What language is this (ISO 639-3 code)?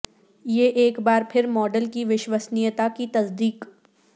urd